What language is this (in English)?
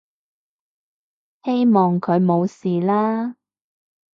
Cantonese